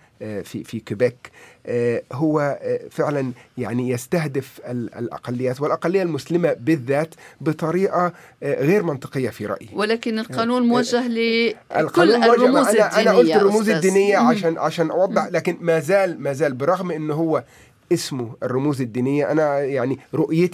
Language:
Arabic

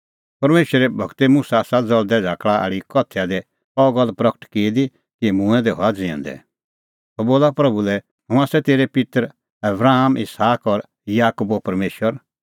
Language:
Kullu Pahari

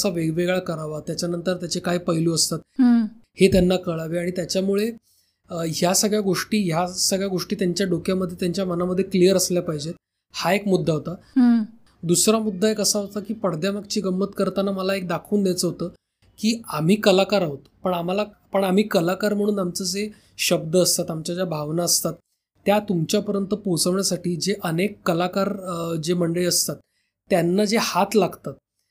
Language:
Marathi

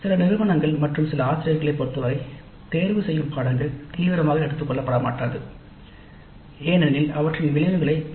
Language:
Tamil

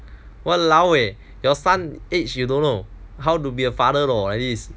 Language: English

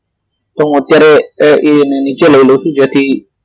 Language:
Gujarati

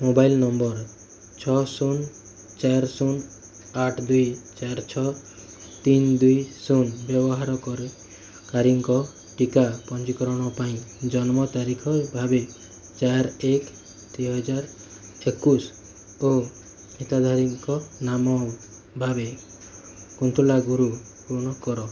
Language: Odia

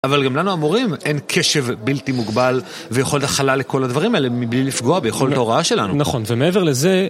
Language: Hebrew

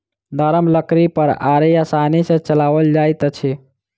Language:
Maithili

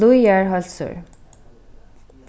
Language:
Faroese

